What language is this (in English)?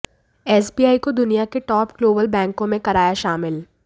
Hindi